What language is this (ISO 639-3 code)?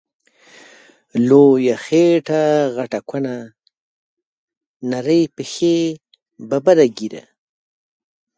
pus